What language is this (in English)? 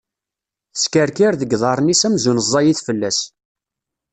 Kabyle